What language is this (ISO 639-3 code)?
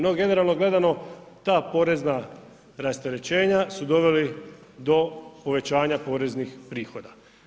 hrv